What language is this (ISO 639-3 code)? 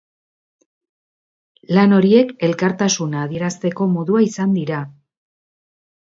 eus